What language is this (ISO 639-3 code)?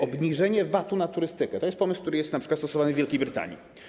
pol